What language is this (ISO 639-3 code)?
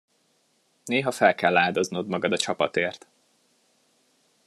hun